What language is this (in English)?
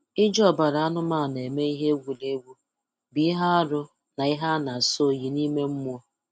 Igbo